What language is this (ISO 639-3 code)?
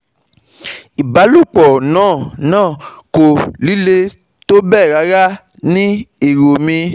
yor